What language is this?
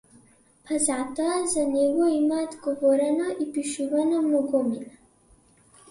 Macedonian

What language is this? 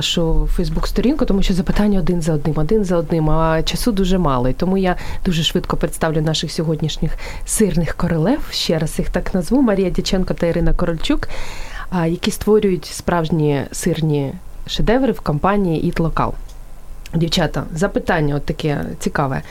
Ukrainian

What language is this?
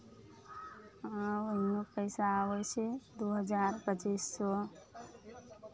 Maithili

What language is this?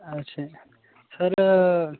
Punjabi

